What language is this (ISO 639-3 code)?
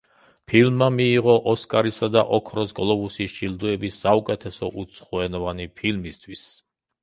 kat